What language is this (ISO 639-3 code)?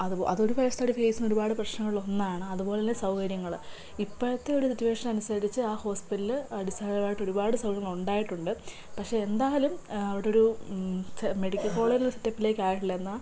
mal